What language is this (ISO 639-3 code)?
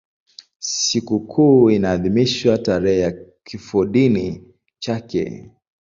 swa